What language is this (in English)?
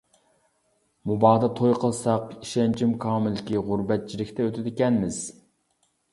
Uyghur